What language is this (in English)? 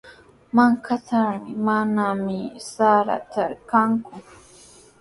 Sihuas Ancash Quechua